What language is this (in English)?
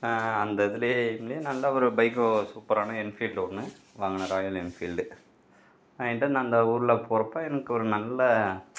Tamil